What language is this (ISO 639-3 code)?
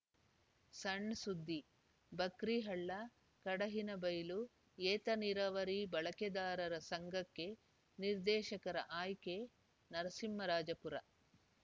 kan